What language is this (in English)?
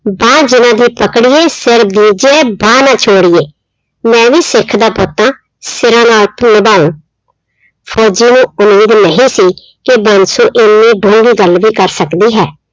Punjabi